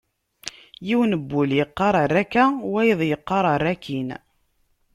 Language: Kabyle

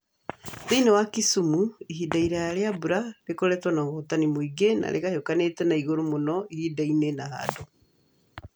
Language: Kikuyu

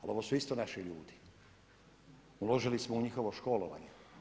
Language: Croatian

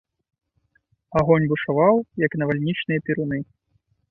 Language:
Belarusian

